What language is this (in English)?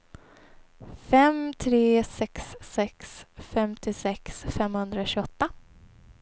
Swedish